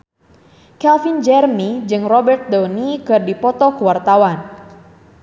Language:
Sundanese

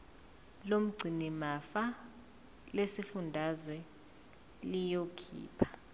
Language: Zulu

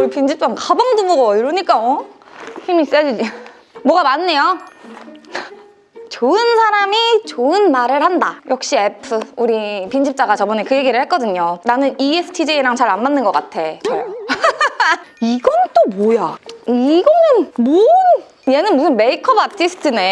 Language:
Korean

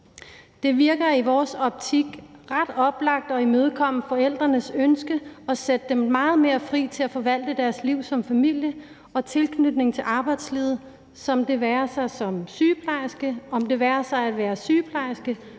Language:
Danish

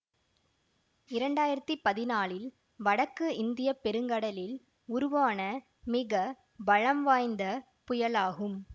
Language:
Tamil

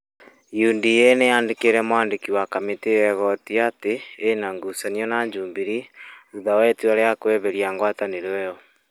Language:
Kikuyu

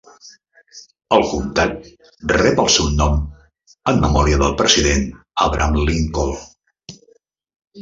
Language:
Catalan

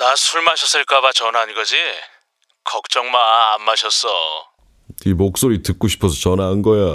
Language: Korean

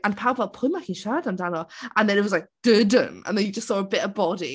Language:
Welsh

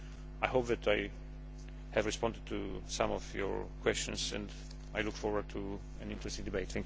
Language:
English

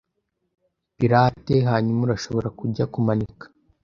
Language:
Kinyarwanda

